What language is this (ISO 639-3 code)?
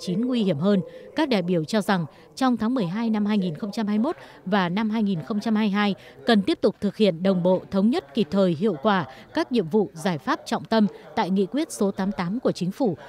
vie